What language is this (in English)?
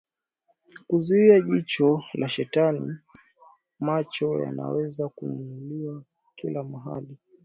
Swahili